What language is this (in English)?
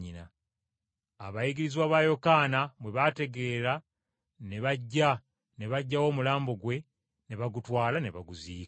Ganda